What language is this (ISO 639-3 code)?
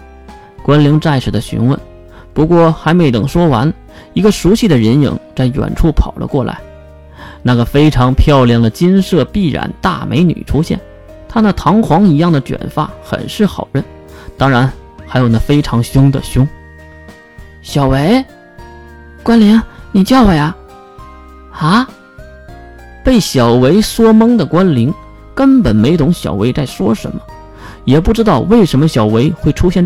zho